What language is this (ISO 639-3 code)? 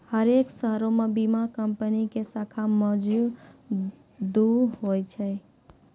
mai